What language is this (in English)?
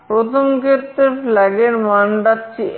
Bangla